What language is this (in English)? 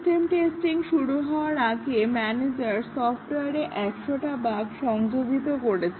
Bangla